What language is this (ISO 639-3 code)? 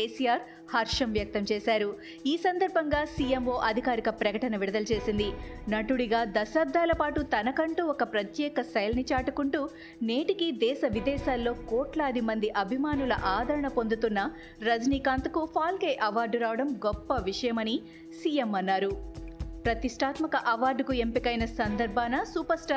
tel